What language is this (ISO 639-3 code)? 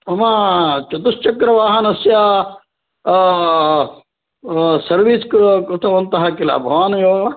san